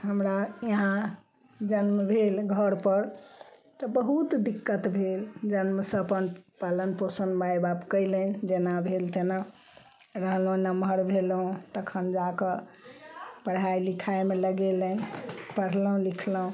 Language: Maithili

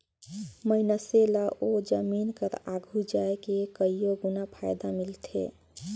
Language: Chhattisgarhi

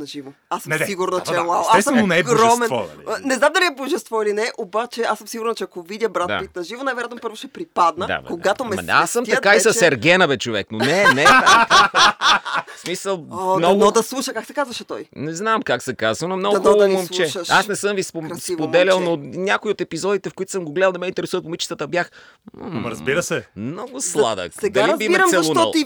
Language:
Bulgarian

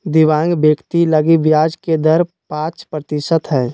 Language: Magahi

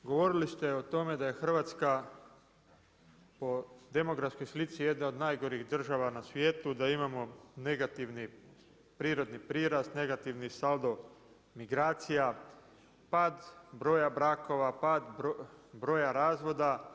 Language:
Croatian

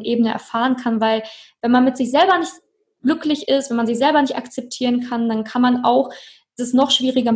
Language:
German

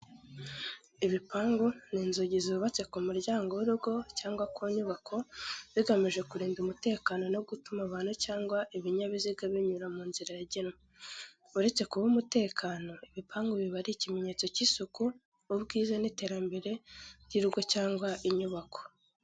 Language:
Kinyarwanda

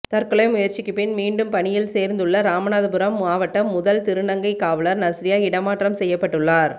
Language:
Tamil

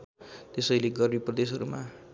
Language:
Nepali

